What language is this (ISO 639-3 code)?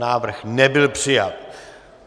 ces